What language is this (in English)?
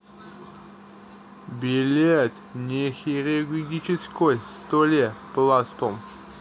Russian